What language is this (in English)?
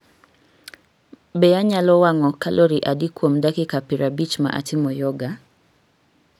Luo (Kenya and Tanzania)